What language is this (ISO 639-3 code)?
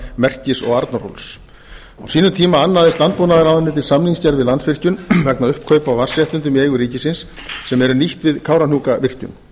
isl